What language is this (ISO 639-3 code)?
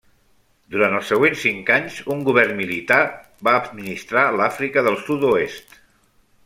cat